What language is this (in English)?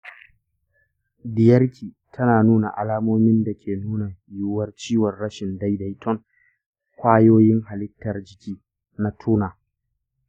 Hausa